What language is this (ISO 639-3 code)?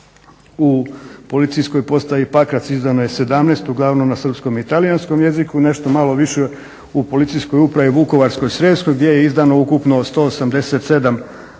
hrv